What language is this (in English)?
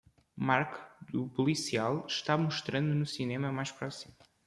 Portuguese